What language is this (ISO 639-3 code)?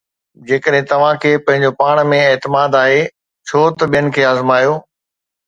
snd